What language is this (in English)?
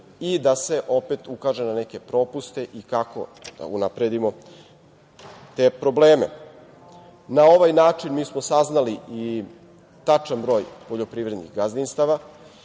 Serbian